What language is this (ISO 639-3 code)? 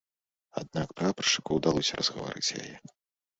bel